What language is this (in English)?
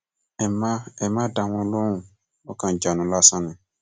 Yoruba